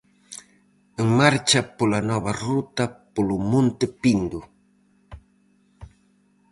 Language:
Galician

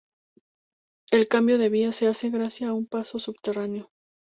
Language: Spanish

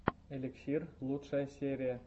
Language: Russian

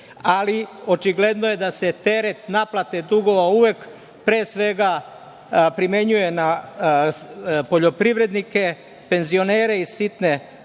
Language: Serbian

